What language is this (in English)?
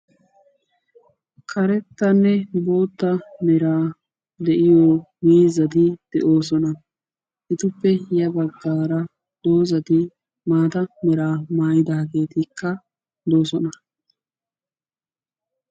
Wolaytta